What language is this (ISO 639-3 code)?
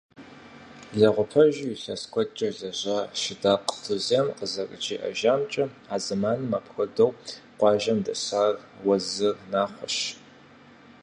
kbd